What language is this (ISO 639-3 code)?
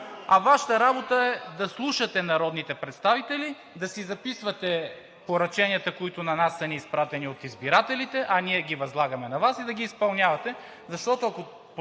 bul